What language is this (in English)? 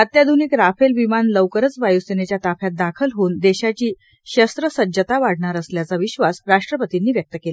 Marathi